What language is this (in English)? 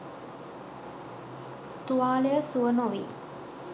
Sinhala